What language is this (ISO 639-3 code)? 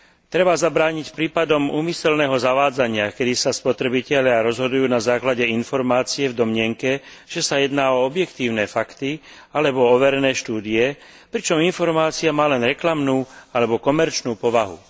slk